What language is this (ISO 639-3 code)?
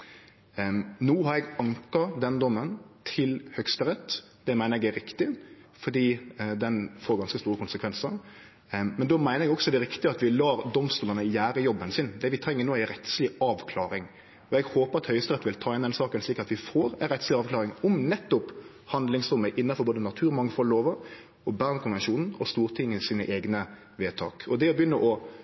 nno